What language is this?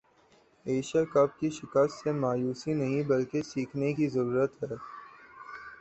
Urdu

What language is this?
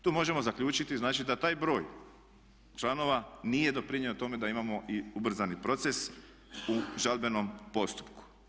Croatian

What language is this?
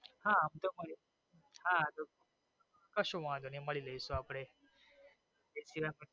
Gujarati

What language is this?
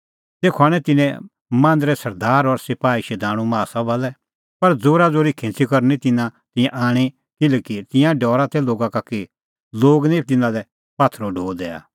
Kullu Pahari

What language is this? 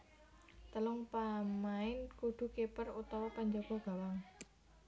Javanese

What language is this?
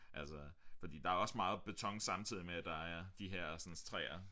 Danish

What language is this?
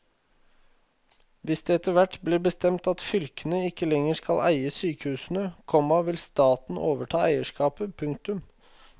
Norwegian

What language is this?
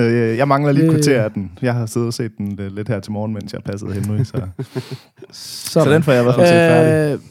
Danish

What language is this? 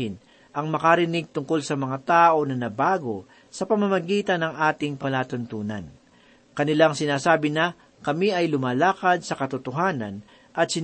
Filipino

